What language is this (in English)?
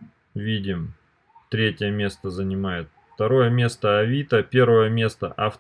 Russian